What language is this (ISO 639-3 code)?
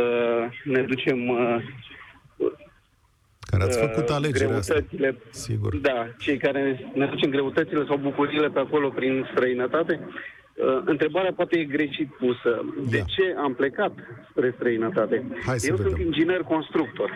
ron